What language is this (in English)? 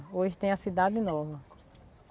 Portuguese